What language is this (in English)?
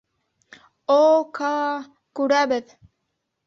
Bashkir